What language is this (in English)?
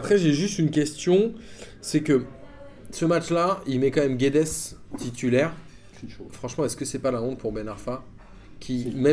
French